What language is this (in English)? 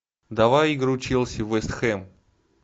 Russian